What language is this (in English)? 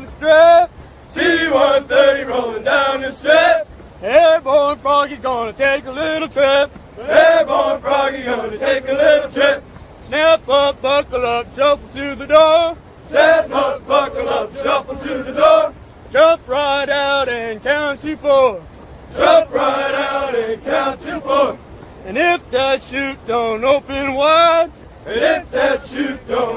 English